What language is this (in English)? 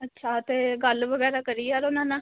Punjabi